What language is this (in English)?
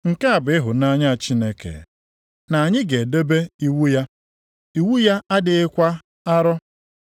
Igbo